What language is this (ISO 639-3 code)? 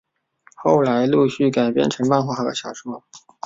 zho